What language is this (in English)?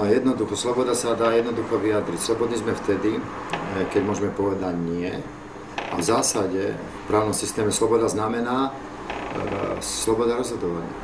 Slovak